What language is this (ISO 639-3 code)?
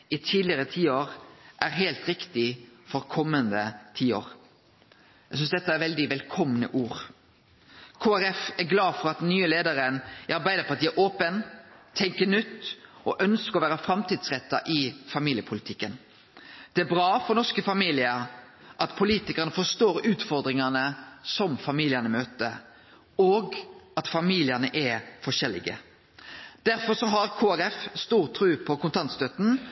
nno